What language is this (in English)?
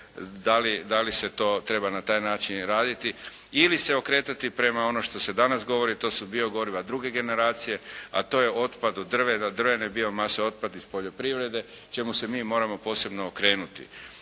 Croatian